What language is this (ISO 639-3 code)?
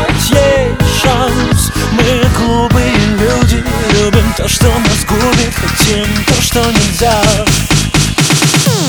ukr